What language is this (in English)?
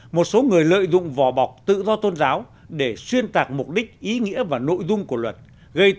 Vietnamese